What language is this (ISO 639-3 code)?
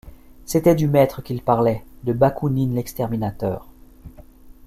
fra